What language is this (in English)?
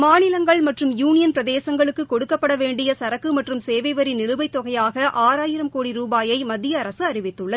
Tamil